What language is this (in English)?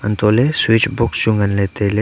Wancho Naga